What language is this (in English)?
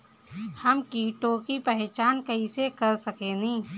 Bhojpuri